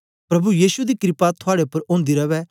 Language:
Dogri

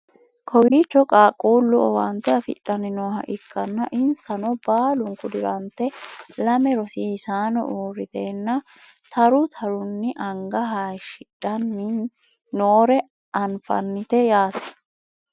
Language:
Sidamo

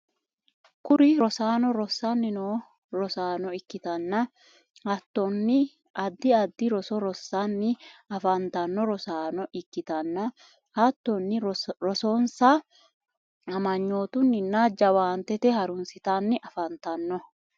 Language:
Sidamo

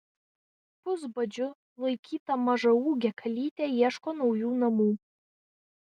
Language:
Lithuanian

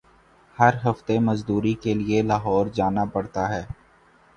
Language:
Urdu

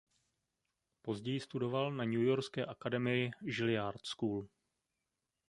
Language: Czech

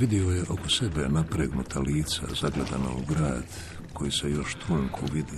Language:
Croatian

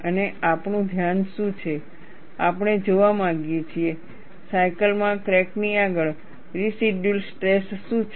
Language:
Gujarati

